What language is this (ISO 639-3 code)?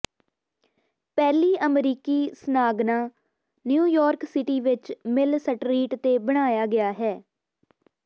pan